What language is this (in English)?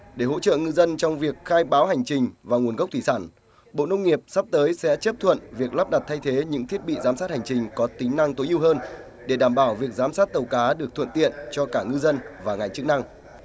Vietnamese